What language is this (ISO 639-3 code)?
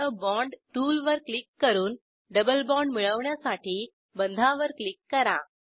mar